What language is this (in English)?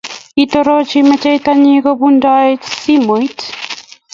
Kalenjin